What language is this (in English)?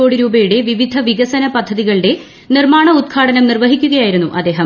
Malayalam